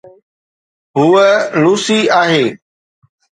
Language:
Sindhi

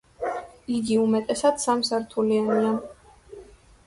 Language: Georgian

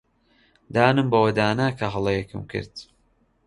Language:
Central Kurdish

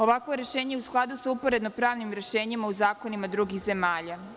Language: Serbian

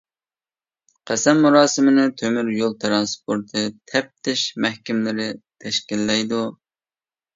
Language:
Uyghur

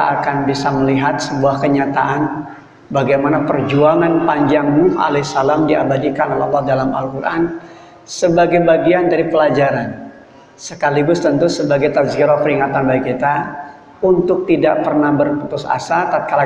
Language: Indonesian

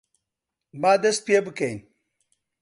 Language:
Central Kurdish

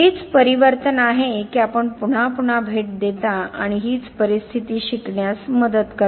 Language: Marathi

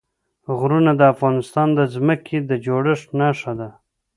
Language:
Pashto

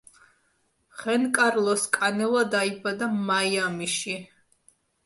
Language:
Georgian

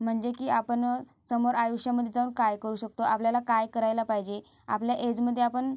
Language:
Marathi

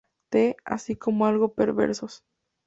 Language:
Spanish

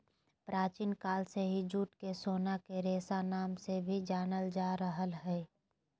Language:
Magahi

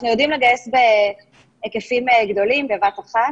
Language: Hebrew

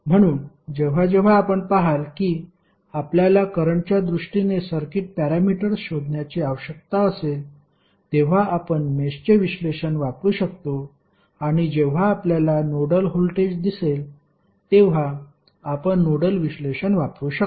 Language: Marathi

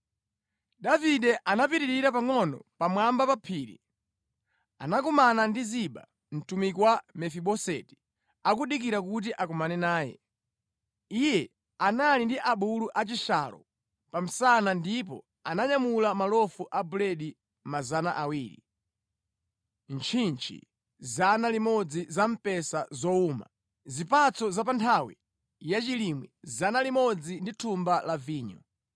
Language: Nyanja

